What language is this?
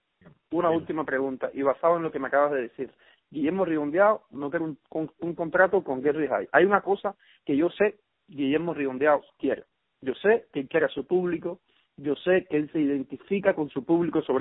Spanish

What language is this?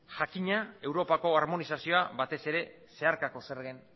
Basque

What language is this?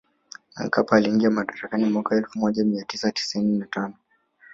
Swahili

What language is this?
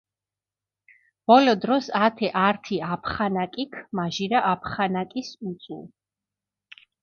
Mingrelian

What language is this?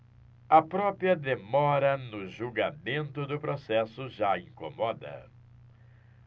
Portuguese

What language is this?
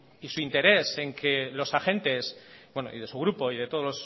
Spanish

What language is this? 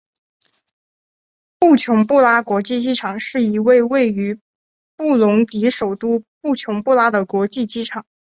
Chinese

